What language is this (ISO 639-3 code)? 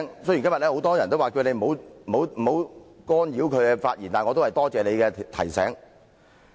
yue